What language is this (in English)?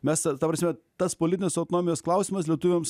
Lithuanian